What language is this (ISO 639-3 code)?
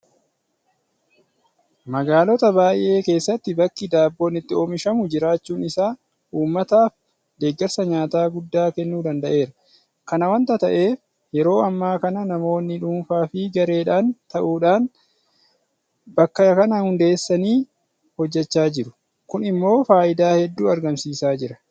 orm